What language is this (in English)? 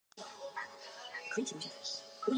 Chinese